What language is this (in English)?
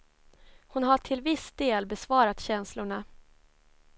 Swedish